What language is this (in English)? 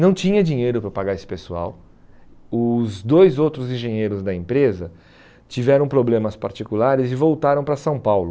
Portuguese